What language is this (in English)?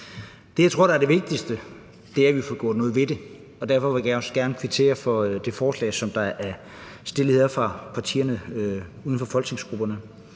Danish